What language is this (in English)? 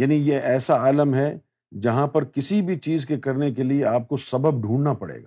Urdu